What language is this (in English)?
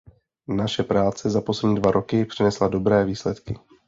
Czech